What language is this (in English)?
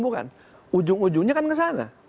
Indonesian